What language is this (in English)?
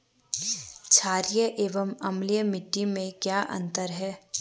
Hindi